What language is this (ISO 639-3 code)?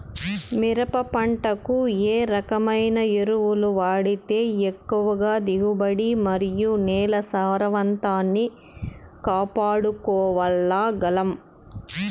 tel